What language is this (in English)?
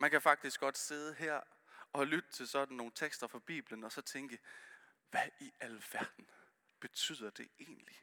Danish